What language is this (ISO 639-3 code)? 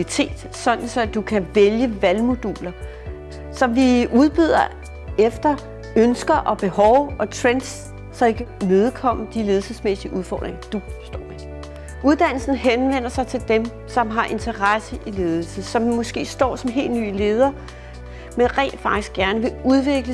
dan